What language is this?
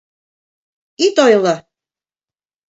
Mari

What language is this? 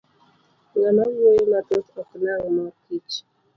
Luo (Kenya and Tanzania)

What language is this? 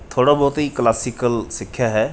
Punjabi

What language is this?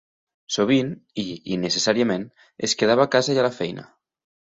Catalan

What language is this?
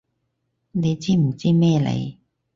Cantonese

